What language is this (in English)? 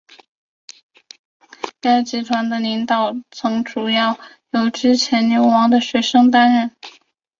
Chinese